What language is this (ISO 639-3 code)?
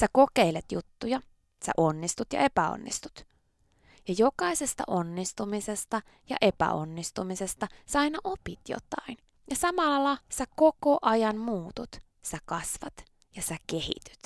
fin